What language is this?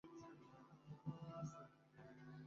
Bangla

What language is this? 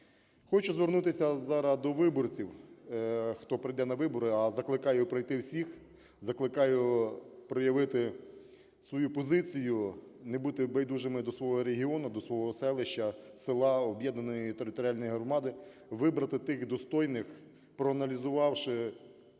Ukrainian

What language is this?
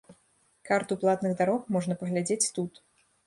Belarusian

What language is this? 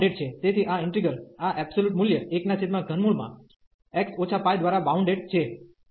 Gujarati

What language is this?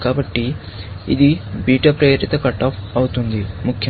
Telugu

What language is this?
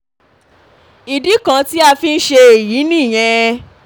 Yoruba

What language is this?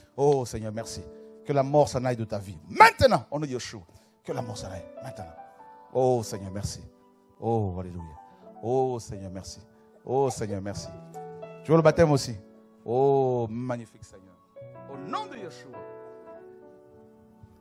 French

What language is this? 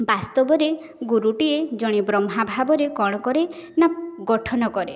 Odia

